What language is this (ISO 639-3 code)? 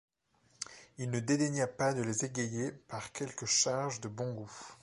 fra